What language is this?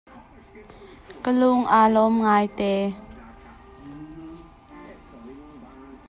Hakha Chin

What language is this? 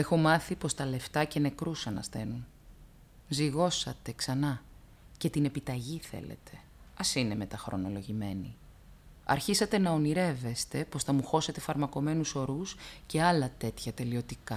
Greek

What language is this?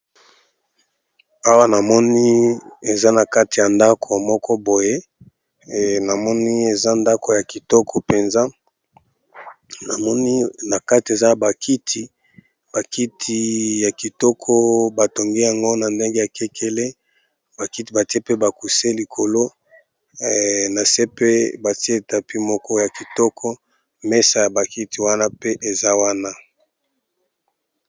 Lingala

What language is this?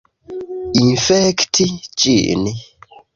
Esperanto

